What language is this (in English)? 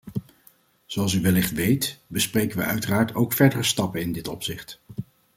Dutch